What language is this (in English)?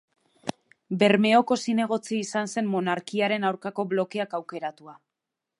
Basque